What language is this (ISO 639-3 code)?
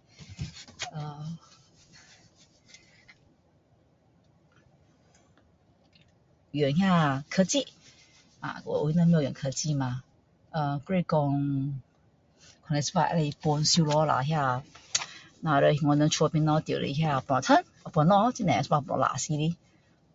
cdo